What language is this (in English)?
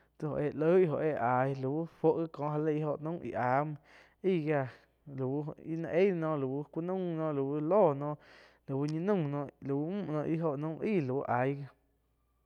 Quiotepec Chinantec